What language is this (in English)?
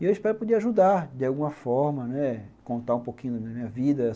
Portuguese